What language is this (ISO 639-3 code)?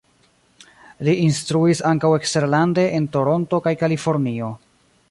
epo